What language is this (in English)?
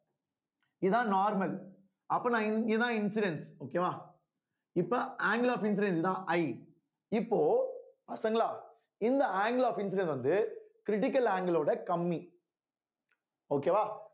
Tamil